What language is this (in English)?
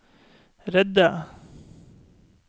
Norwegian